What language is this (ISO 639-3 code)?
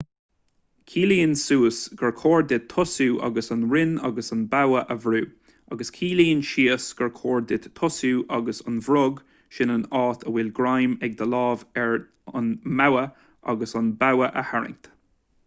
gle